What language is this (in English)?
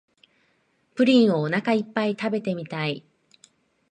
Japanese